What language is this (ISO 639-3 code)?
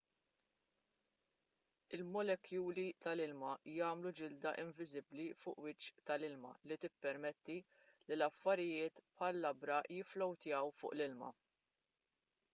mlt